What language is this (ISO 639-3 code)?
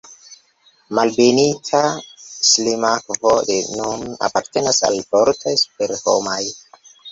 epo